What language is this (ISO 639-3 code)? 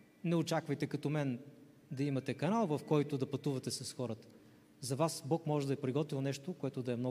bul